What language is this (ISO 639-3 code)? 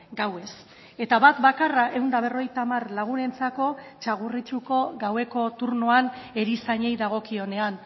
eus